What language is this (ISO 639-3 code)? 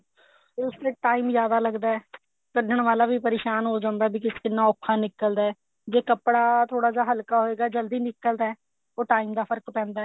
pan